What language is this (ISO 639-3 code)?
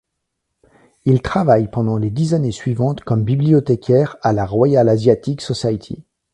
fra